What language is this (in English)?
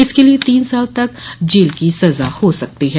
Hindi